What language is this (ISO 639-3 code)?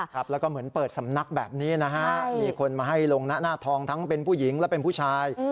tha